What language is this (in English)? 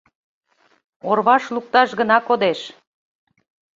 Mari